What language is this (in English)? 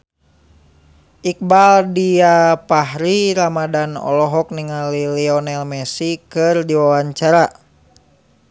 Sundanese